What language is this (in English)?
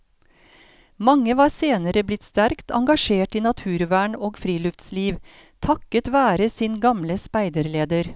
Norwegian